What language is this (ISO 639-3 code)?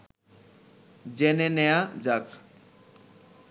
ben